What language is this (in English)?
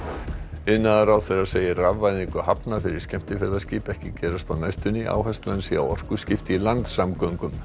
Icelandic